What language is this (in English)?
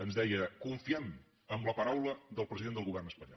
Catalan